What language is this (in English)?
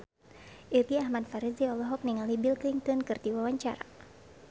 Sundanese